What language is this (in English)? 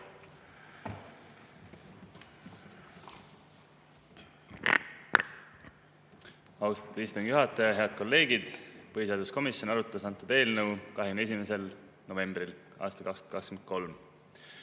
Estonian